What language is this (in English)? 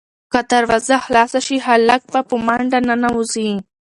Pashto